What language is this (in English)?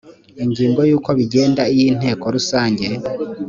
Kinyarwanda